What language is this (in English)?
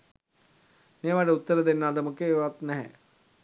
Sinhala